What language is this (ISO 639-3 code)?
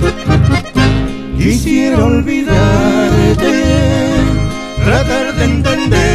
spa